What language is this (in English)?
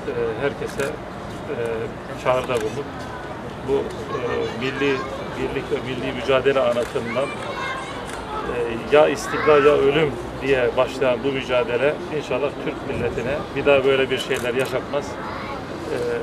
Turkish